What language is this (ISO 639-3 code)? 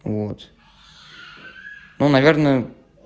rus